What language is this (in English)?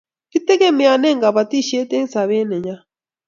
Kalenjin